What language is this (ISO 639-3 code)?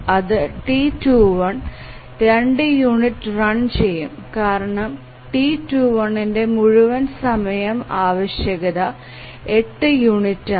mal